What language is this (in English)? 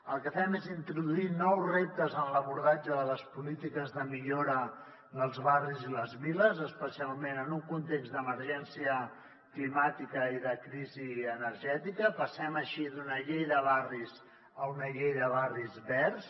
Catalan